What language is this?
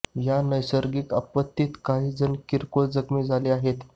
Marathi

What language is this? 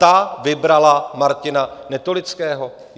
Czech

